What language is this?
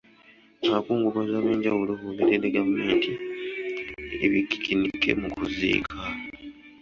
Ganda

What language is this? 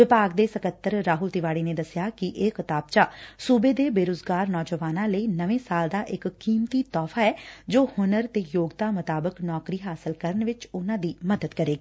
Punjabi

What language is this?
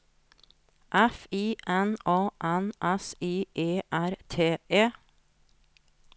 Norwegian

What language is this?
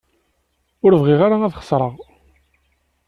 Kabyle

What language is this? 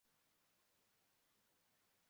Kinyarwanda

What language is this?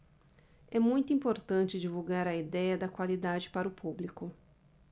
Portuguese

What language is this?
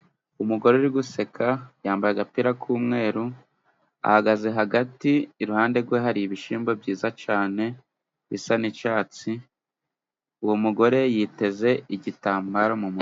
Kinyarwanda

